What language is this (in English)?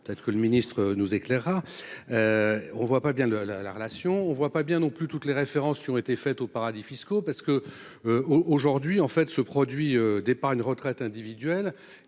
French